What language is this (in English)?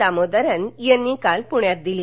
Marathi